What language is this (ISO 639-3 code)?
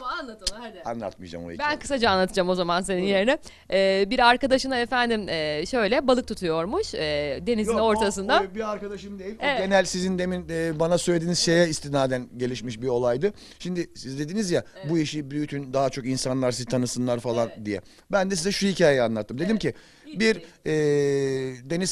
tur